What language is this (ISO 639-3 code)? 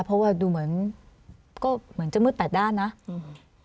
tha